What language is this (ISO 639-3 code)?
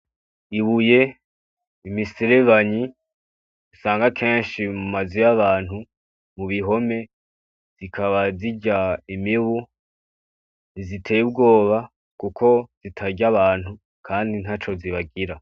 run